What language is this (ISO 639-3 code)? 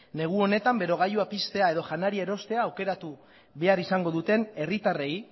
eus